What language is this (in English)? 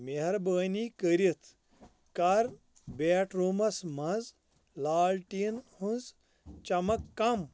Kashmiri